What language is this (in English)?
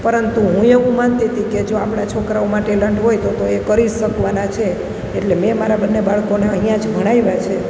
Gujarati